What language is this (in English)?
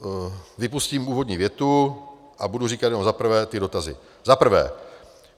Czech